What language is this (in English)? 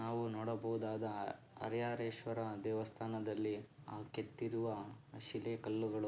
Kannada